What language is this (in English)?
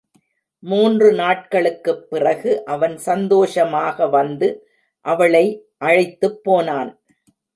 Tamil